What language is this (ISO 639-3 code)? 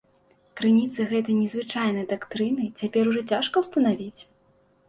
bel